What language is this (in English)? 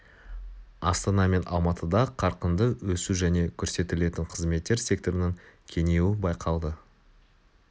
Kazakh